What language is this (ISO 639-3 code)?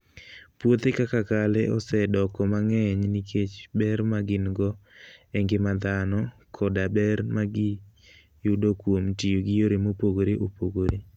luo